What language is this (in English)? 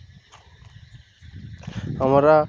Bangla